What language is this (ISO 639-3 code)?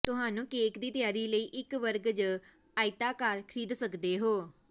pan